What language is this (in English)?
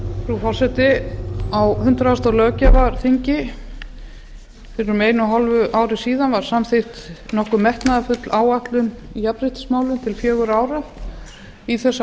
Icelandic